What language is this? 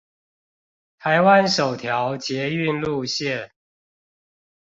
Chinese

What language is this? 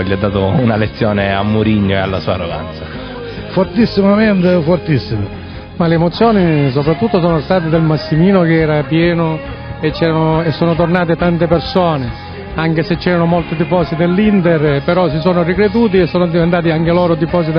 Italian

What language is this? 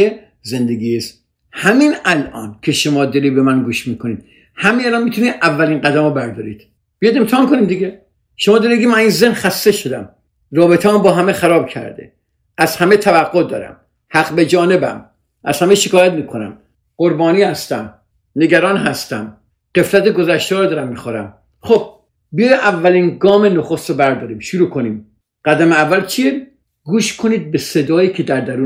Persian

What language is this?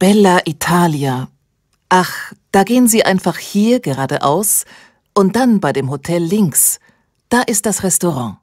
German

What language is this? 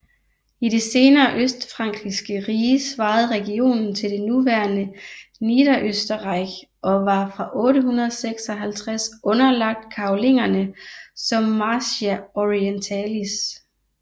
Danish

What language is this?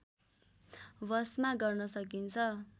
Nepali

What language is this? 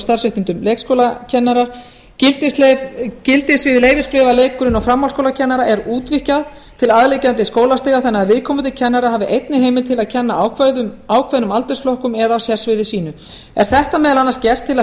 Icelandic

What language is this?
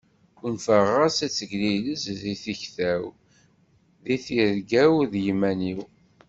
Kabyle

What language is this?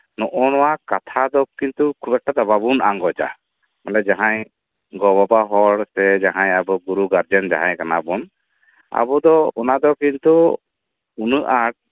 Santali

